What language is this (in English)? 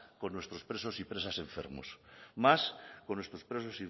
Spanish